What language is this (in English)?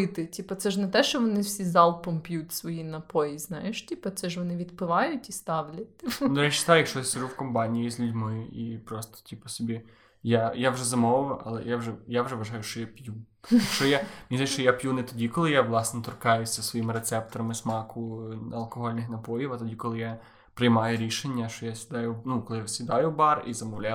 Ukrainian